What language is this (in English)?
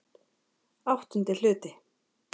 Icelandic